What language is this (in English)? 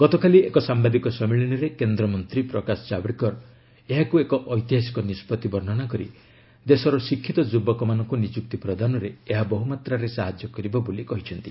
Odia